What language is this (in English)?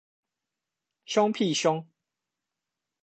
Chinese